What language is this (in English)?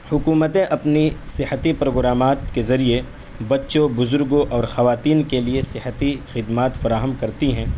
Urdu